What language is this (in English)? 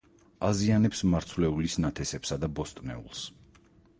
Georgian